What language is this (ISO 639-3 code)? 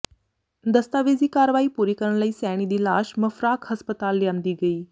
pan